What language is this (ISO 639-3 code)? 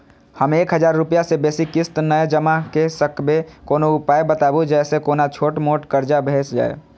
mai